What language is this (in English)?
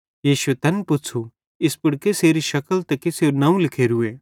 Bhadrawahi